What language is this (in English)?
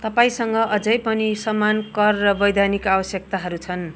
Nepali